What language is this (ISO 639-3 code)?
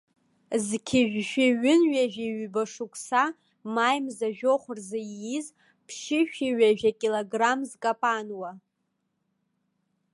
abk